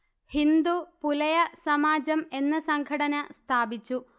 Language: Malayalam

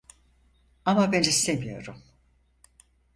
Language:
Turkish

